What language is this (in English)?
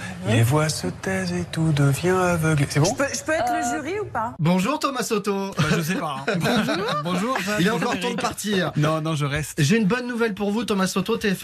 French